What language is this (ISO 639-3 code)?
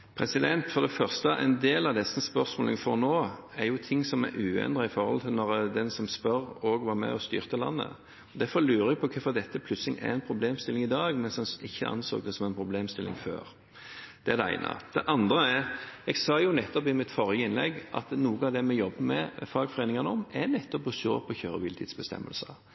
nob